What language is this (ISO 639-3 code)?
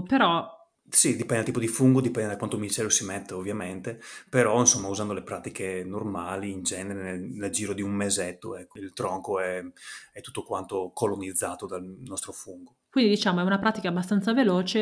ita